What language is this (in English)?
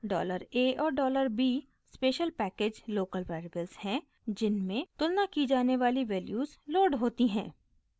Hindi